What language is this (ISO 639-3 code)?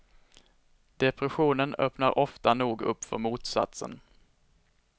swe